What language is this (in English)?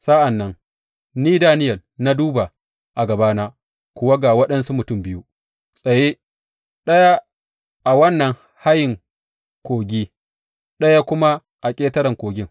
Hausa